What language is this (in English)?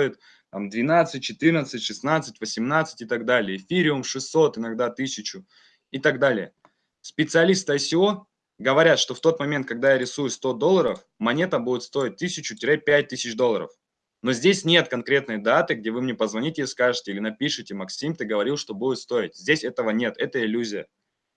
Russian